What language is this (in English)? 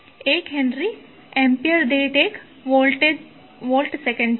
Gujarati